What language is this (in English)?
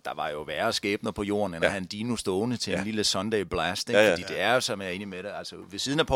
Danish